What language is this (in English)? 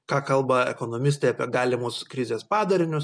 Lithuanian